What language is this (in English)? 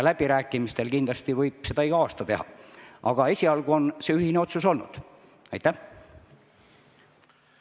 Estonian